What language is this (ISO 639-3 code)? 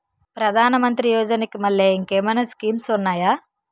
tel